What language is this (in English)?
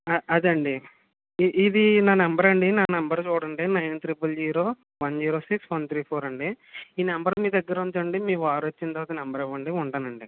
Telugu